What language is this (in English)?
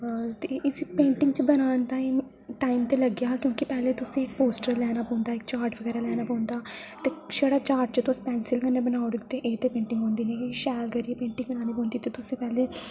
Dogri